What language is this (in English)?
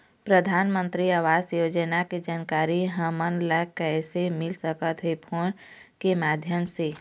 Chhattisgarhi